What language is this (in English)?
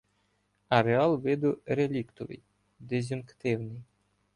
Ukrainian